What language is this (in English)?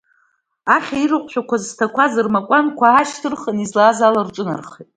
Abkhazian